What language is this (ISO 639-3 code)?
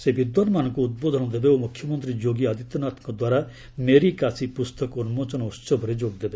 ori